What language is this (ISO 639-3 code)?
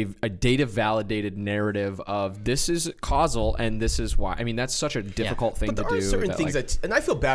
eng